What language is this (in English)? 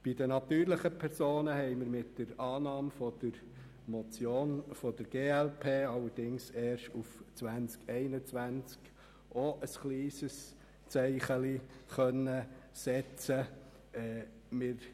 Swiss German